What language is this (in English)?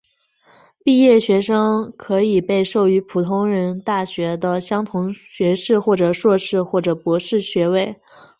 Chinese